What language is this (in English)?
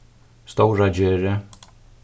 Faroese